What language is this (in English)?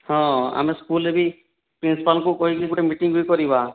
Odia